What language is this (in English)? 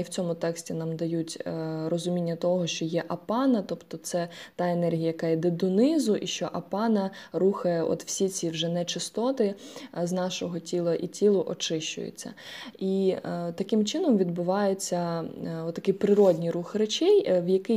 Ukrainian